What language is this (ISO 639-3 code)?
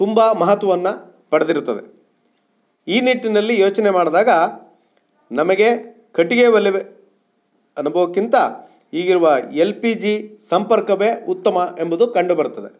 kan